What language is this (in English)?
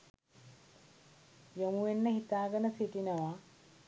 Sinhala